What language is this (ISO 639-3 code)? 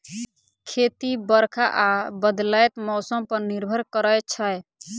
mai